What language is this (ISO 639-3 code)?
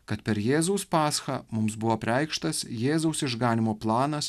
lit